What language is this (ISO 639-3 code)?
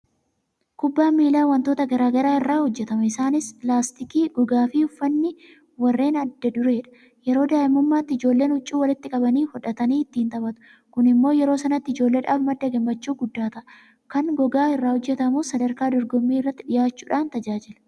orm